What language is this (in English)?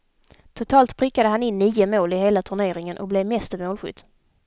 Swedish